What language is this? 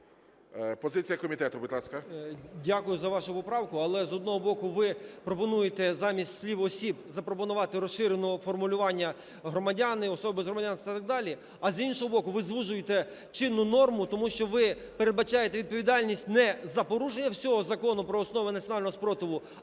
Ukrainian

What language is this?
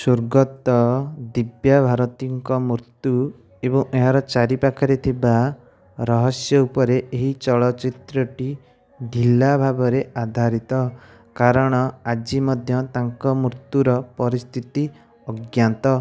Odia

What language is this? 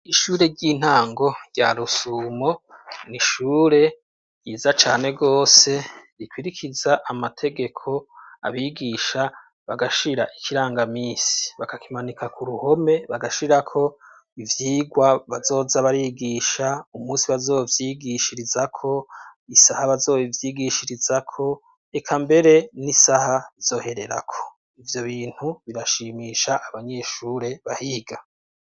Rundi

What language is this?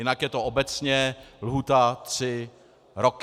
Czech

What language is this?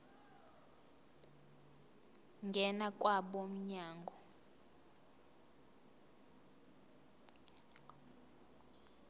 Zulu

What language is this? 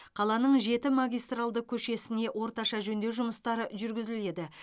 Kazakh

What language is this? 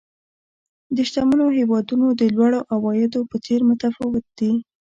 Pashto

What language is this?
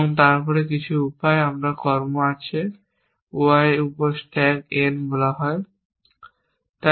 Bangla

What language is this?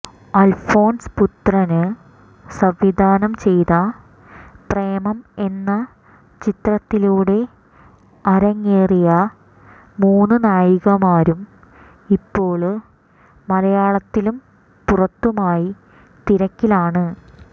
Malayalam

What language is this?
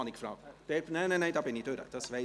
Swiss German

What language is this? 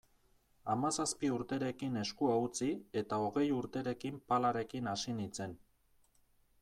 Basque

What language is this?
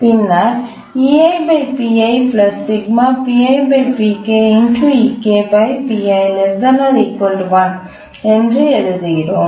Tamil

